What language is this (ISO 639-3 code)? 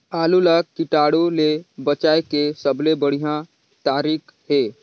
hne